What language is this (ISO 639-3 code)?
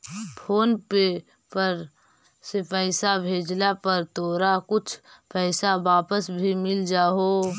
mag